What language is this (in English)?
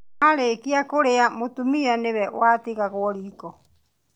Kikuyu